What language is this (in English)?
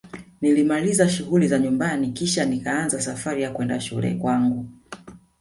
Swahili